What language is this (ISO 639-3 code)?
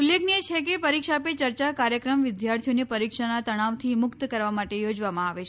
guj